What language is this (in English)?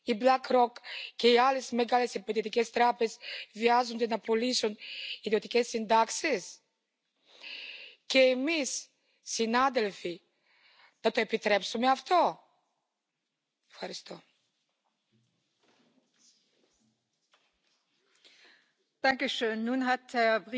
Dutch